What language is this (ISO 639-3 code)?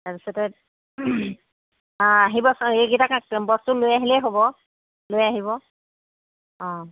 asm